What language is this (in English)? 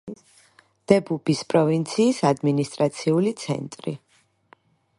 Georgian